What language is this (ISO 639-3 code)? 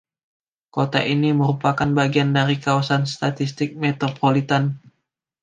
ind